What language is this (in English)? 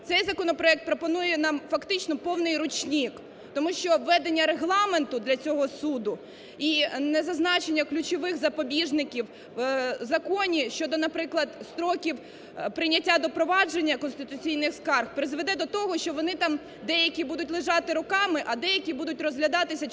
Ukrainian